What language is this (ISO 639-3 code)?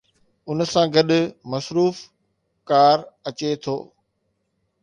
snd